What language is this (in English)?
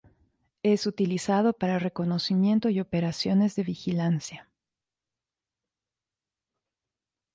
Spanish